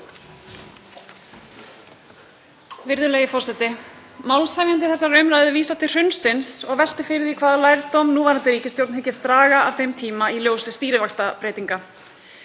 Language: Icelandic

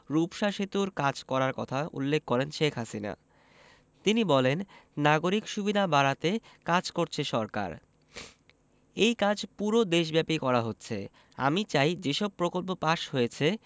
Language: Bangla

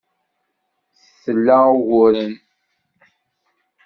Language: Kabyle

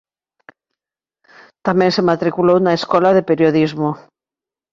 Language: Galician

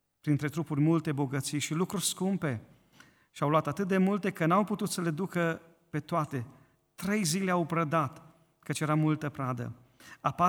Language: Romanian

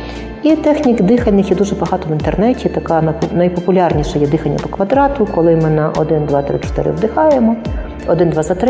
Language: Ukrainian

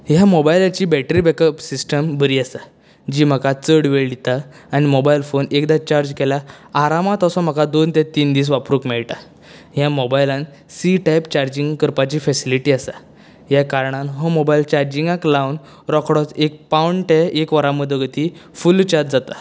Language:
Konkani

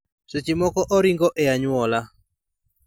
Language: Luo (Kenya and Tanzania)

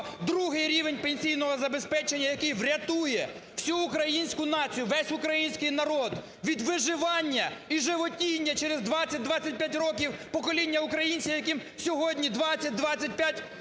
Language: Ukrainian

